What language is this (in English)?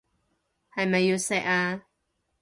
Cantonese